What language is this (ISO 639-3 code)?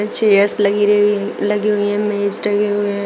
hin